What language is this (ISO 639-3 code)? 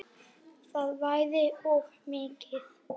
isl